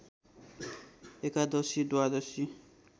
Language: Nepali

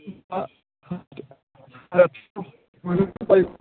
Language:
Bodo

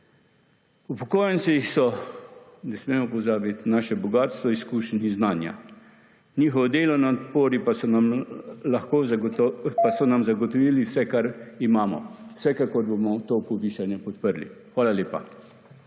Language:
Slovenian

